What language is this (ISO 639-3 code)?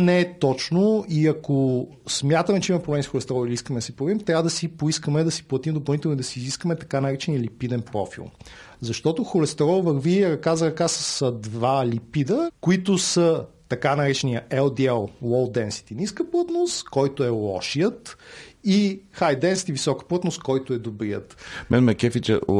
bul